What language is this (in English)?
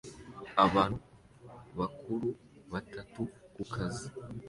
Kinyarwanda